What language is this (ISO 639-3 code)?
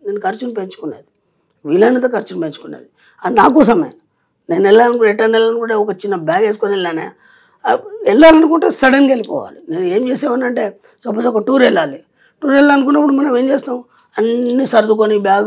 tel